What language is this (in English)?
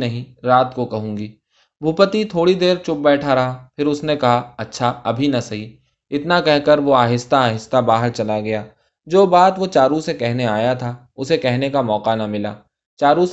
Urdu